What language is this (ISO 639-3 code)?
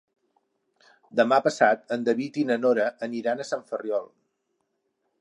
cat